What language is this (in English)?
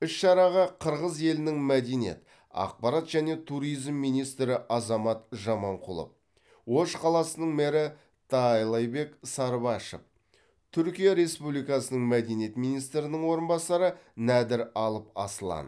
Kazakh